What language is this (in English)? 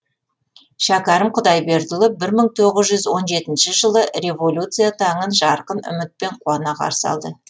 Kazakh